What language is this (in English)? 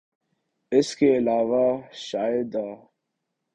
Urdu